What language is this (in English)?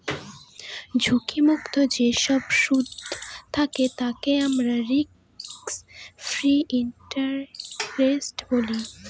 Bangla